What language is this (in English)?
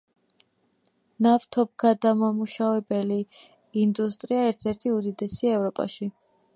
Georgian